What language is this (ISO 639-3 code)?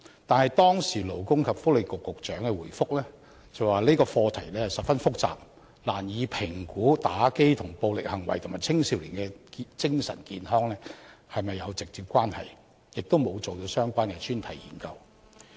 yue